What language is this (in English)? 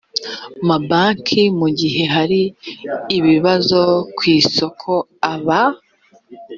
Kinyarwanda